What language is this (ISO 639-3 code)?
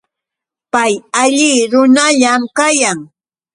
qux